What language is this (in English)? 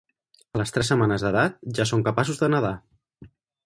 Catalan